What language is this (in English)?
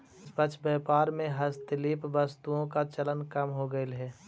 Magahi